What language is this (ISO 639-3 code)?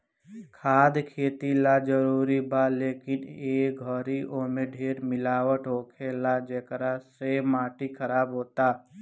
bho